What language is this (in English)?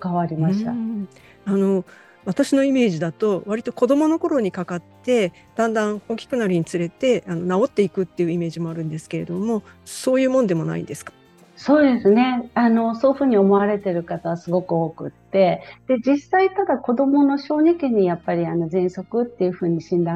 Japanese